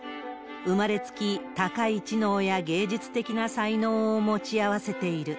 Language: Japanese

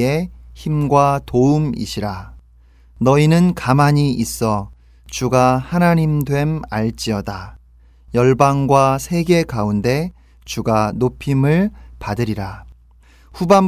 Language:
Korean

